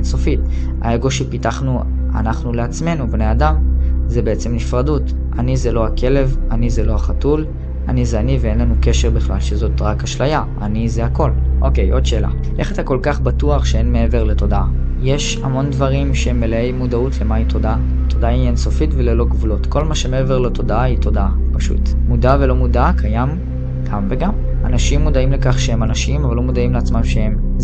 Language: Hebrew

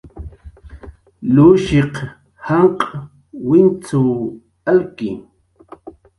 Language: Jaqaru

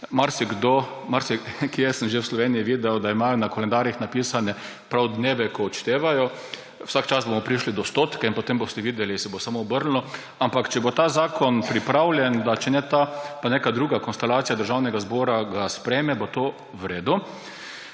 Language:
Slovenian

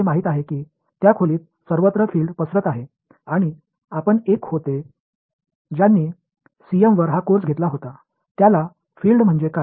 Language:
Tamil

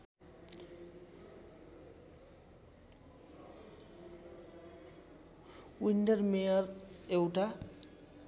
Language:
Nepali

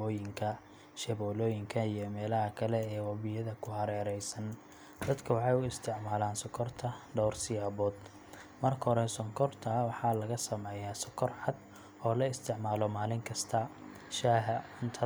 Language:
Somali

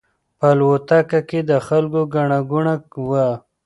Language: Pashto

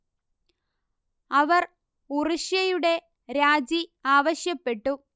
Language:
Malayalam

